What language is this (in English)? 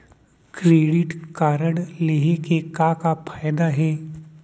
Chhattisgarhi